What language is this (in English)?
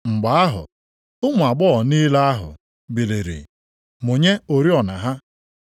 Igbo